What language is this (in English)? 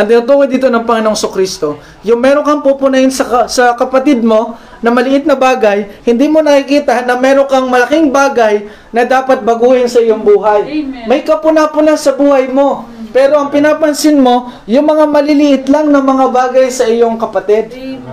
Filipino